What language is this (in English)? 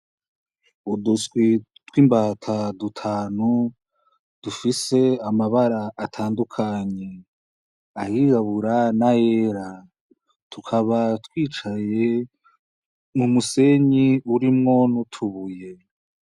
Rundi